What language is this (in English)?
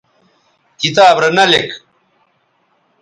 Bateri